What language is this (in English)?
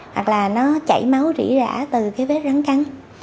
Vietnamese